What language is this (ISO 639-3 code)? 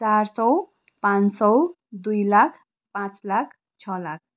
nep